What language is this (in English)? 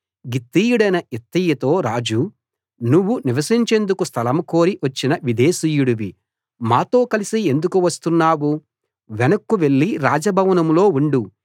Telugu